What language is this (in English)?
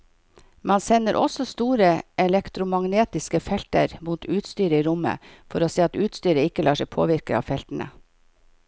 Norwegian